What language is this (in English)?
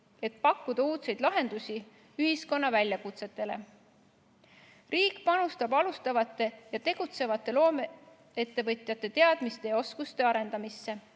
Estonian